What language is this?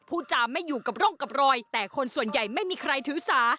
Thai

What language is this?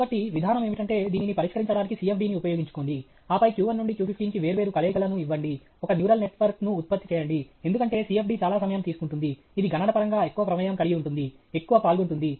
Telugu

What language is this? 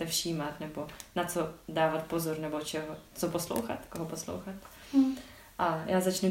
Czech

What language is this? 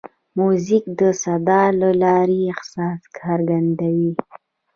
Pashto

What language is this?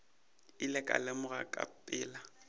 Northern Sotho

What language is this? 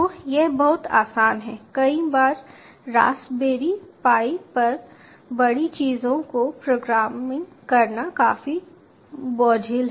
Hindi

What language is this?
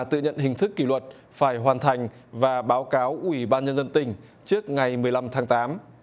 Vietnamese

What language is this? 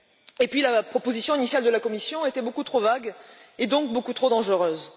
French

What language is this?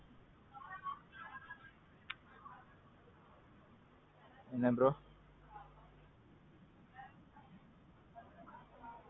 Tamil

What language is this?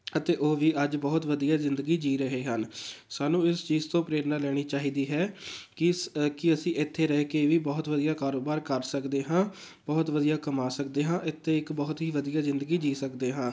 Punjabi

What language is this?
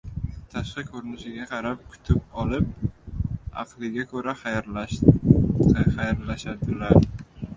Uzbek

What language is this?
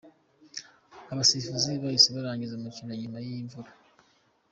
Kinyarwanda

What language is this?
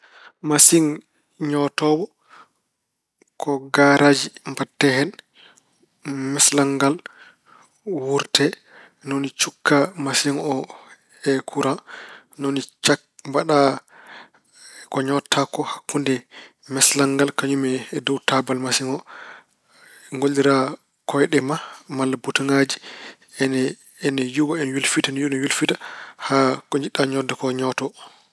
Fula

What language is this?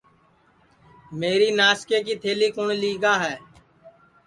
Sansi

